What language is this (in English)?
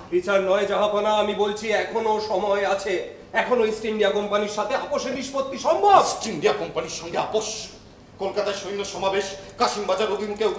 Hindi